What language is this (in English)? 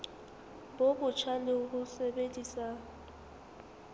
Southern Sotho